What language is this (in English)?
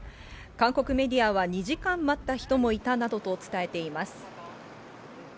Japanese